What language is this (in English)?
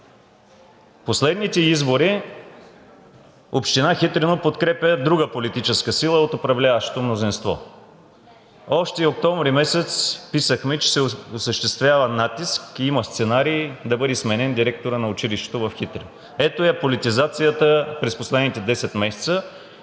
Bulgarian